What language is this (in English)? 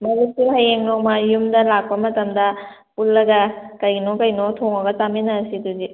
Manipuri